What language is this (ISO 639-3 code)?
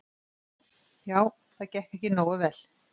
isl